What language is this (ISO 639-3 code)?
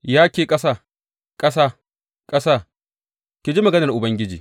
hau